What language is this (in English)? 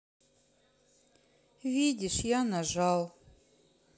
Russian